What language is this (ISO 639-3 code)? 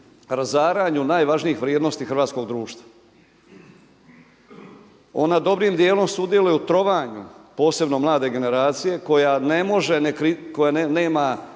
hrv